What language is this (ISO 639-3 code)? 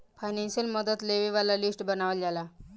bho